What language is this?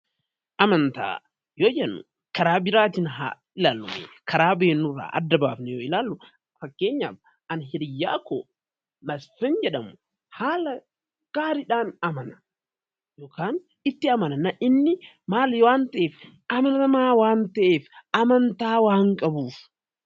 Oromo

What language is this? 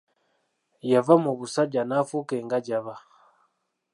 Ganda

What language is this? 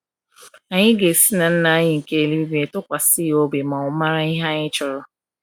Igbo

